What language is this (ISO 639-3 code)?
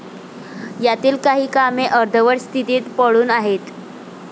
mar